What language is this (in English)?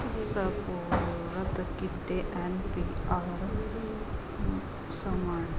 Punjabi